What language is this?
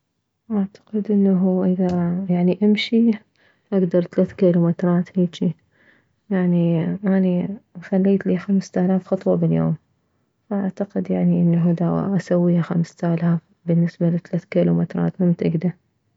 Mesopotamian Arabic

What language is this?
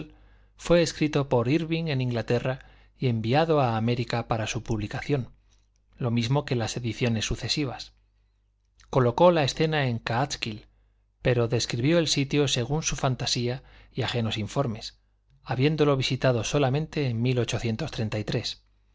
Spanish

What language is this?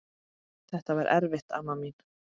Icelandic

